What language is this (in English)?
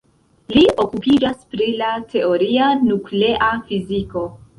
Esperanto